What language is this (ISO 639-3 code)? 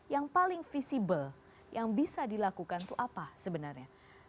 ind